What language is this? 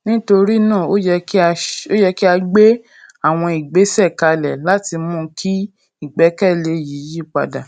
Yoruba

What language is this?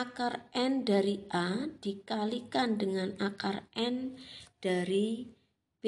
Indonesian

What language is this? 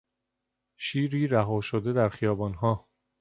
Persian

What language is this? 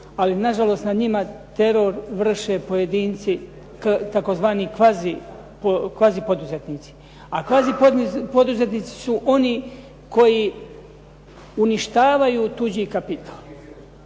Croatian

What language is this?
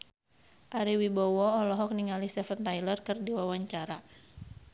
Sundanese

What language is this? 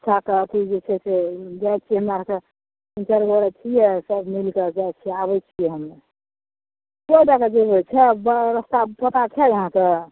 Maithili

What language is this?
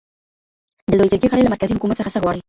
Pashto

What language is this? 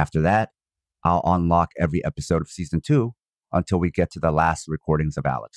English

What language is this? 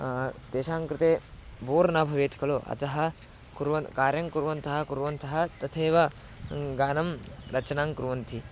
Sanskrit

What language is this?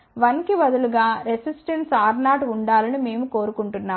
Telugu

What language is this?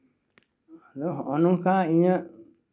Santali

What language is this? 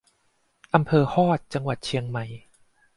Thai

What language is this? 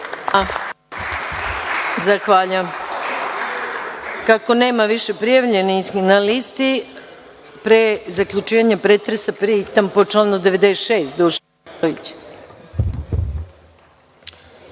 Serbian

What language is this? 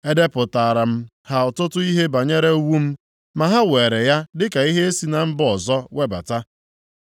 Igbo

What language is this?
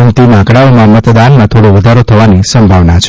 Gujarati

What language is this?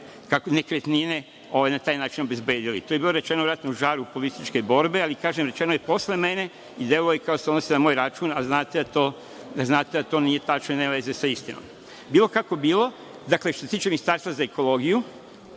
Serbian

